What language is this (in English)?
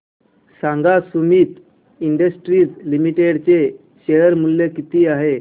Marathi